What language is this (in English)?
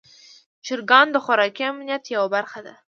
Pashto